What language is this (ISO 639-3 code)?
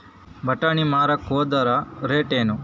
kan